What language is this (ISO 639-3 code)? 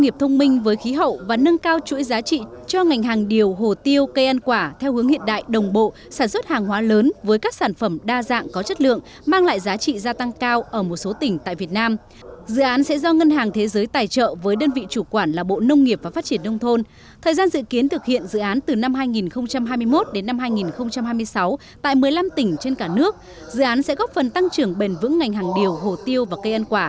vie